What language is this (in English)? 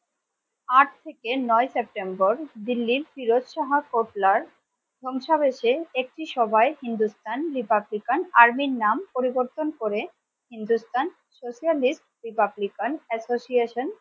Bangla